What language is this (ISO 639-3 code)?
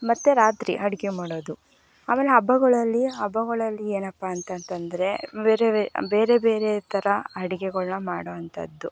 kan